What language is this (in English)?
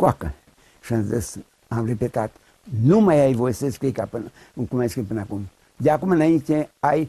Romanian